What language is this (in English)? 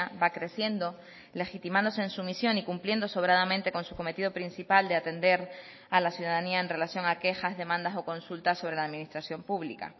Spanish